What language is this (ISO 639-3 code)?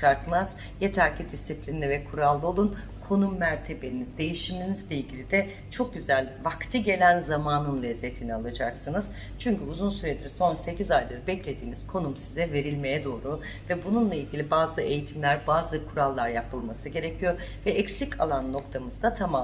tur